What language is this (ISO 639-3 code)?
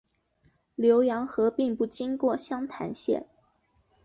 zho